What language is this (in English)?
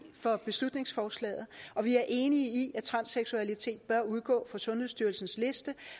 Danish